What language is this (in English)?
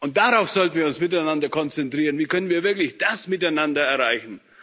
German